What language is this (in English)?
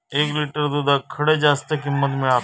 Marathi